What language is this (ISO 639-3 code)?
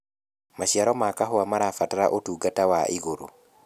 kik